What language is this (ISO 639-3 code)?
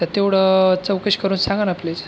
mar